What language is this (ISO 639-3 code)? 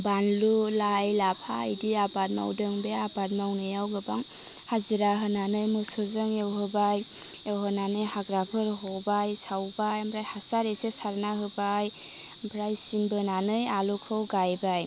brx